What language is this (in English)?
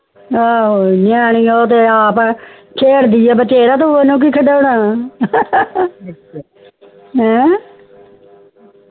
Punjabi